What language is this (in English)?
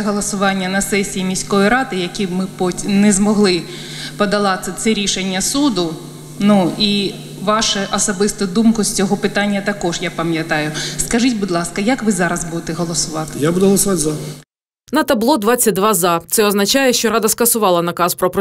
Ukrainian